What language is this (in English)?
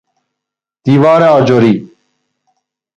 Persian